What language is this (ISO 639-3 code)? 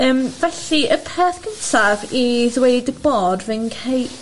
cym